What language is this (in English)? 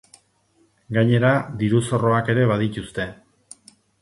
Basque